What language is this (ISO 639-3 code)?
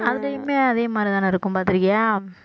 tam